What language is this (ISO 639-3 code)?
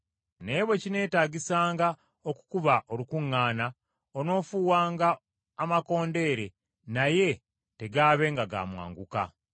lug